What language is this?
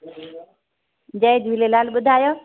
Sindhi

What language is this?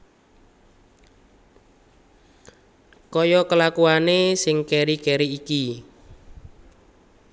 Javanese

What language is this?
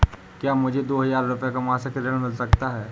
Hindi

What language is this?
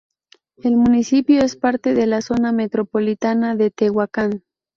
Spanish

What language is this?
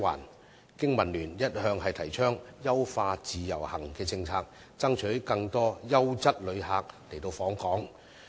Cantonese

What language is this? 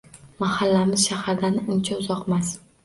Uzbek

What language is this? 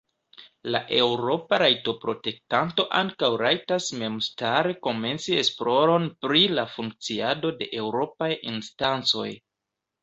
Esperanto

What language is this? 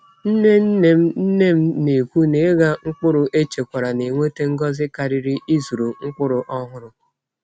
Igbo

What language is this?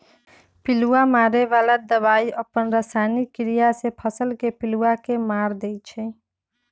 Magahi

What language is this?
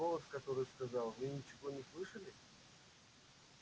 Russian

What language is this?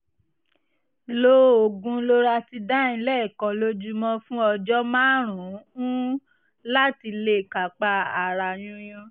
Yoruba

